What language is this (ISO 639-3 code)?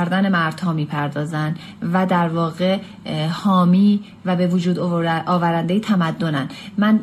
fas